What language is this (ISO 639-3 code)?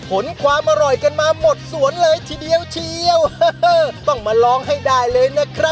tha